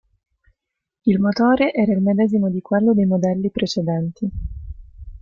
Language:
Italian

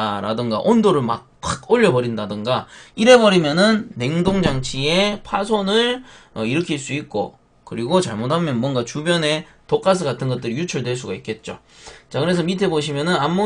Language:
Korean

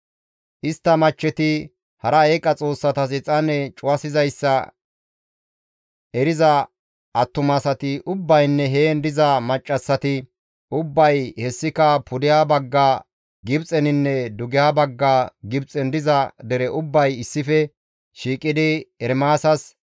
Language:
Gamo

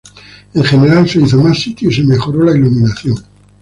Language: Spanish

